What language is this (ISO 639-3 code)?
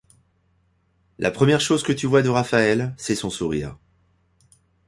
fra